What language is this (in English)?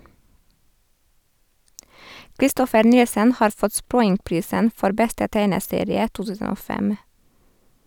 Norwegian